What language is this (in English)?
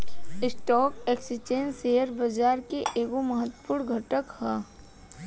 Bhojpuri